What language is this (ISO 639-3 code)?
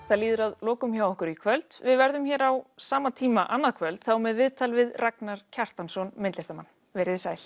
isl